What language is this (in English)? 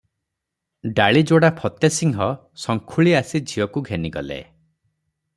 Odia